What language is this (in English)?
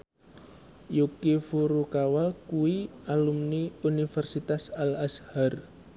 Javanese